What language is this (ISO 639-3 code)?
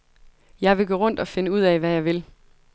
dan